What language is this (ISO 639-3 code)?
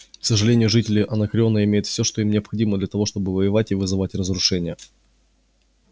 rus